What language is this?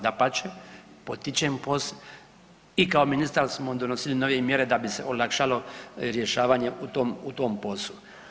Croatian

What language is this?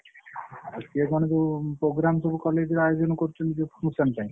Odia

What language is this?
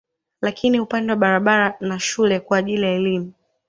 Swahili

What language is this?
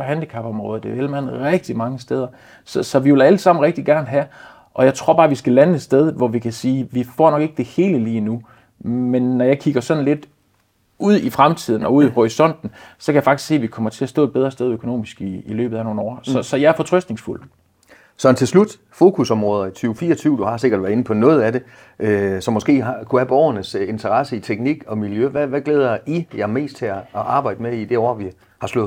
Danish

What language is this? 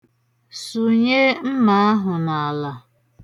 Igbo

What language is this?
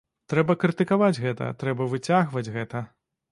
Belarusian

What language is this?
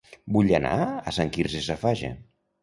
Catalan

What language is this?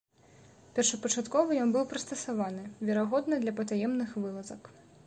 Belarusian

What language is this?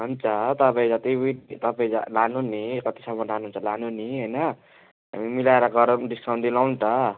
Nepali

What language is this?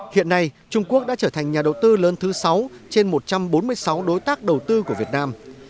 Vietnamese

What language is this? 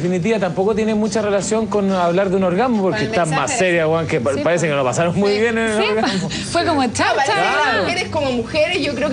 Spanish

